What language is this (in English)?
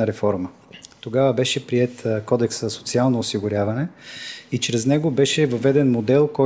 Bulgarian